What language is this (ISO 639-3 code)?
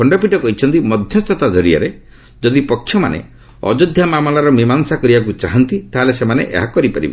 ori